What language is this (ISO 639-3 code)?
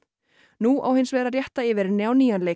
isl